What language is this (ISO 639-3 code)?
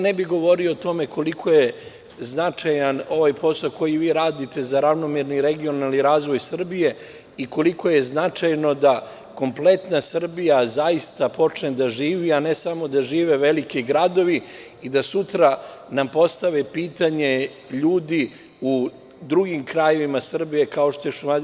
srp